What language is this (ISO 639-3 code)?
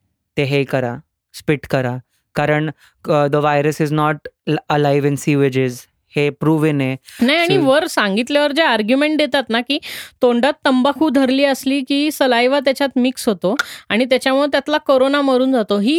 mar